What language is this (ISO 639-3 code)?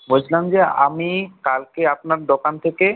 ben